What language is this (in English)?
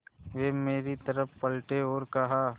Hindi